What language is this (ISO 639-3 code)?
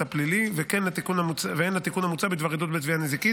heb